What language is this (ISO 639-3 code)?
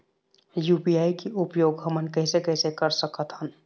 hne